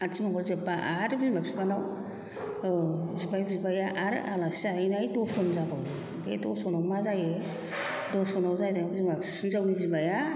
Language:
Bodo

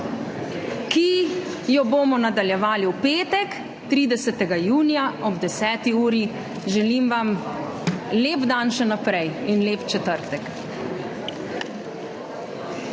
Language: Slovenian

